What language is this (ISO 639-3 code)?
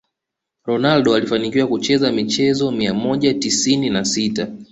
swa